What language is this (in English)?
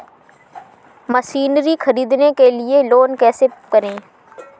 Hindi